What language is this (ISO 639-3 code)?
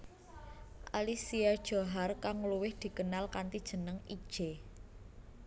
jav